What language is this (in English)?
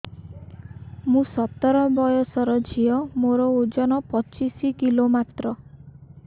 Odia